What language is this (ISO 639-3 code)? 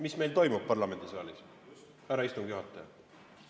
est